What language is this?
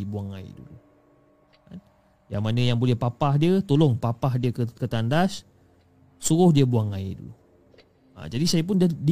Malay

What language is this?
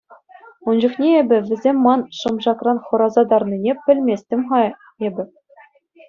Chuvash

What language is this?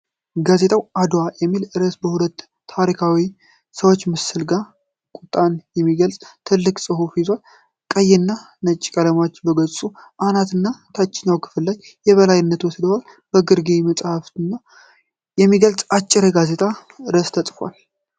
Amharic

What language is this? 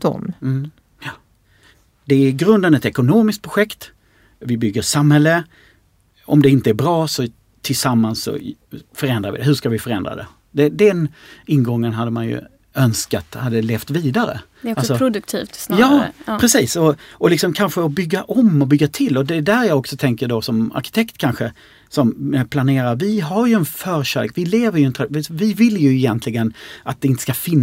Swedish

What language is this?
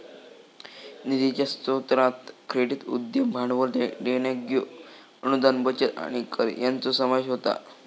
Marathi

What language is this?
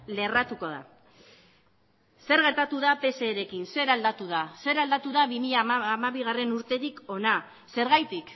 Basque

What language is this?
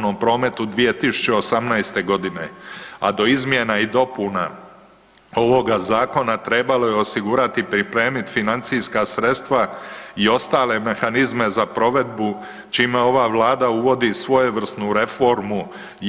Croatian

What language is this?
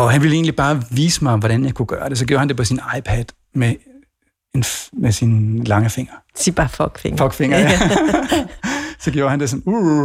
Danish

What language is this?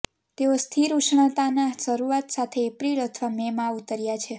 Gujarati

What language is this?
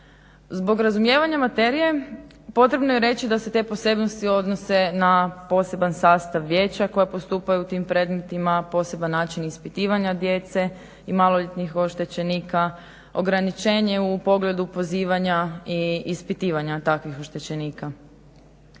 Croatian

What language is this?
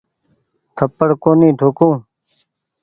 Goaria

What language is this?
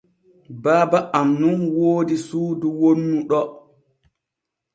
Borgu Fulfulde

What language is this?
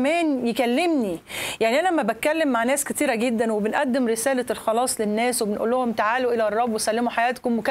Arabic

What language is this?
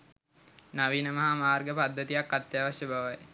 Sinhala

